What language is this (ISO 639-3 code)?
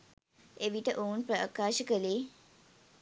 sin